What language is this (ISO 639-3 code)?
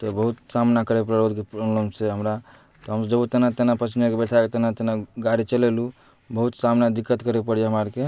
mai